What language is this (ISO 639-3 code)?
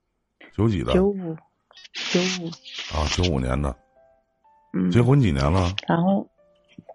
zho